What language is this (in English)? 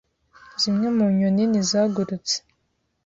Kinyarwanda